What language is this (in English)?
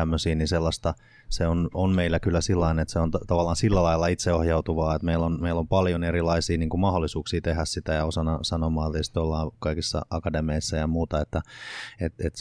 Finnish